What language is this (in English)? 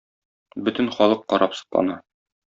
Tatar